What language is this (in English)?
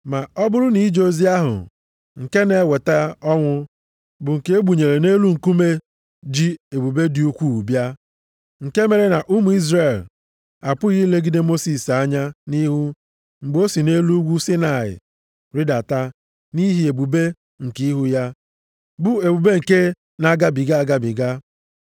Igbo